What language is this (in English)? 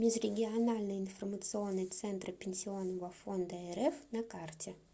Russian